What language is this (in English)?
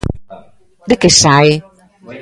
Galician